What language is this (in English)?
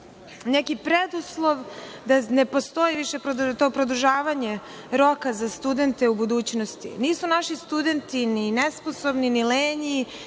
Serbian